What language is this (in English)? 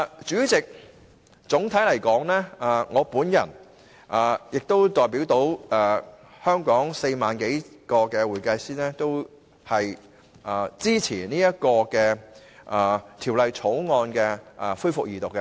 Cantonese